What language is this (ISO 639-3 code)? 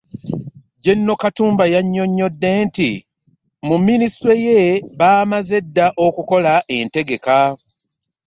lug